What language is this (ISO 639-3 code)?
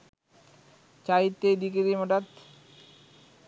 sin